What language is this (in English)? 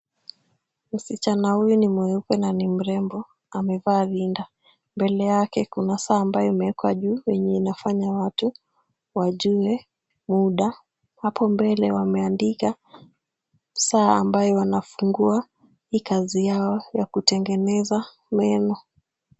Swahili